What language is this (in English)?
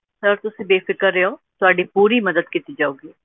Punjabi